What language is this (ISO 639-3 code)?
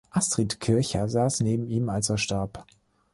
deu